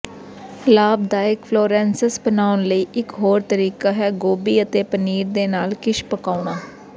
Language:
Punjabi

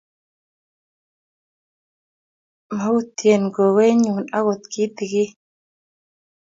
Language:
Kalenjin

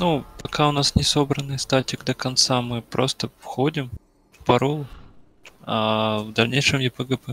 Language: Russian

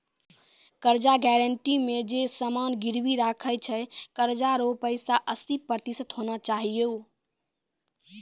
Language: Maithili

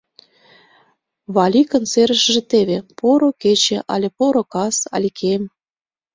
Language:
Mari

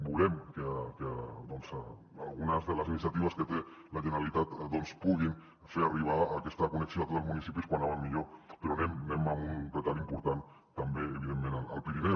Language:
Catalan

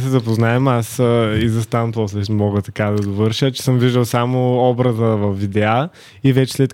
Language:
Bulgarian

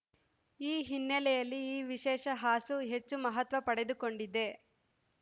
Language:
Kannada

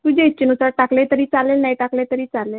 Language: Marathi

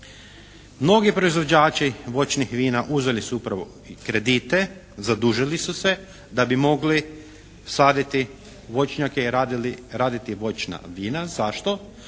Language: Croatian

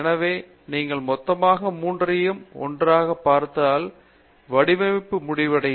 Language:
Tamil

